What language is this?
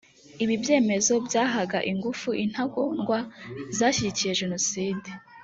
Kinyarwanda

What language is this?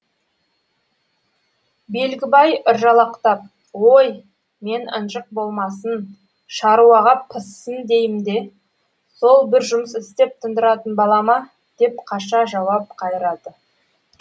Kazakh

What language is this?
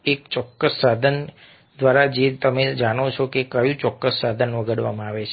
Gujarati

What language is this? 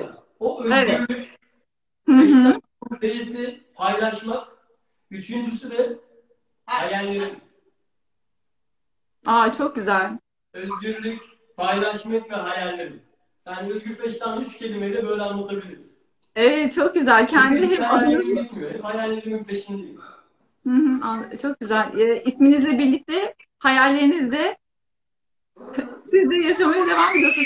Turkish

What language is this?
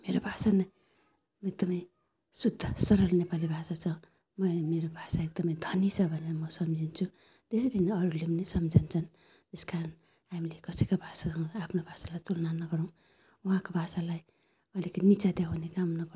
Nepali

